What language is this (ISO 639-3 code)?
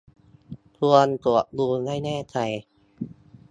tha